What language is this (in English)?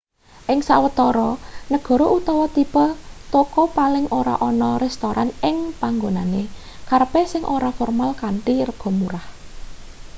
Javanese